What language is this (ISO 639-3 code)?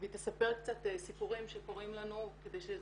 heb